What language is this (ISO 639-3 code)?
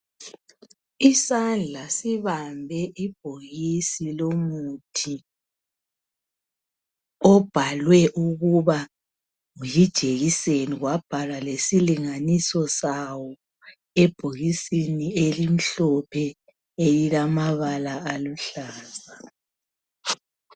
nde